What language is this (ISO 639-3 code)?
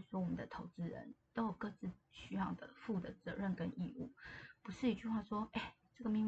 zho